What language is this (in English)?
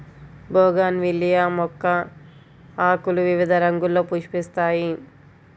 Telugu